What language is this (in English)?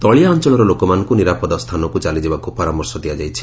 Odia